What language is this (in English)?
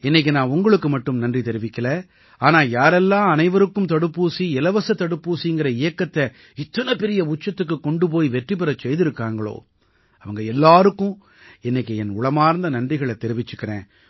Tamil